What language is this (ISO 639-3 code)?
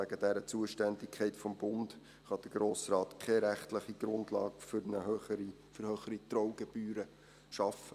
gsw